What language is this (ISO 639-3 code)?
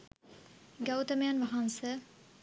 sin